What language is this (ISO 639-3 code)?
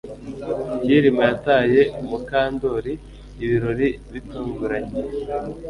kin